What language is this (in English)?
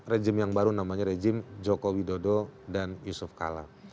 Indonesian